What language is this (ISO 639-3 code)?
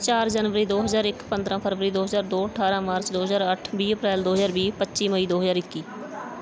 pan